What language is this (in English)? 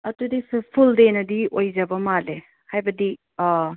Manipuri